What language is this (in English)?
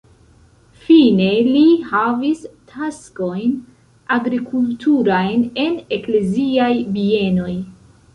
Esperanto